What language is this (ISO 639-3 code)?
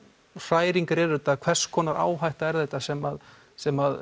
isl